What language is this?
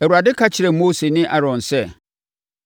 Akan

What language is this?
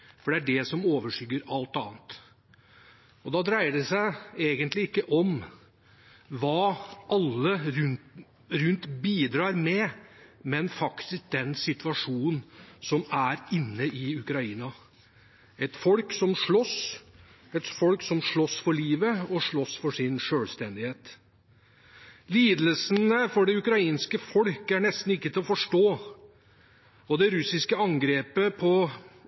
Norwegian Bokmål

